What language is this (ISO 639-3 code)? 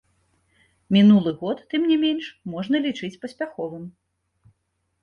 bel